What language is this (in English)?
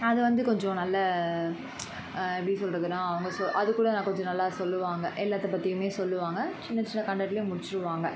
Tamil